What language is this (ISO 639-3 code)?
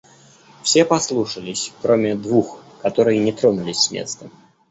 rus